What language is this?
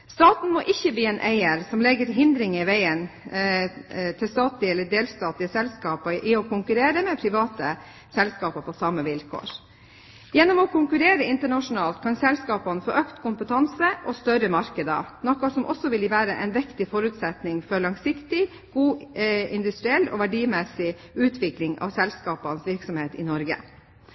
Norwegian Bokmål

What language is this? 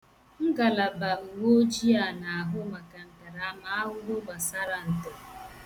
Igbo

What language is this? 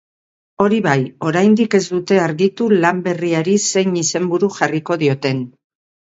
Basque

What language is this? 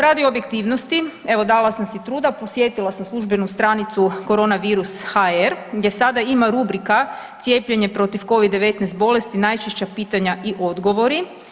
Croatian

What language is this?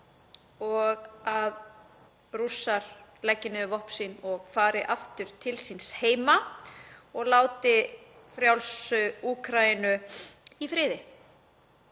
Icelandic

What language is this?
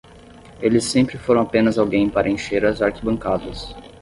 Portuguese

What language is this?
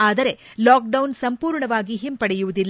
Kannada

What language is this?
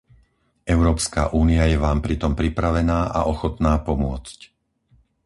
Slovak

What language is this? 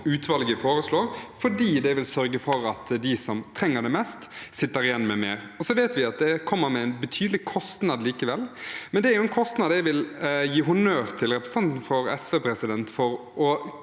Norwegian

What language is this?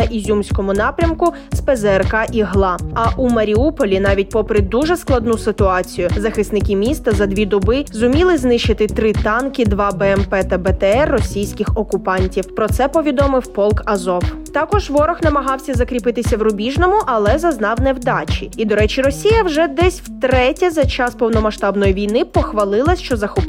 Ukrainian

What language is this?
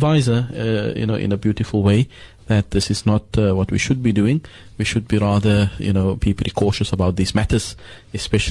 English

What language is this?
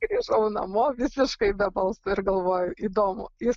Lithuanian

